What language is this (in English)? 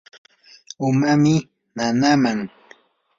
Yanahuanca Pasco Quechua